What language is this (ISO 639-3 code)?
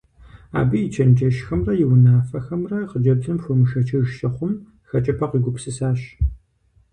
kbd